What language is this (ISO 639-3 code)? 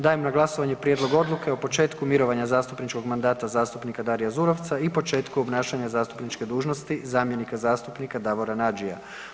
hrv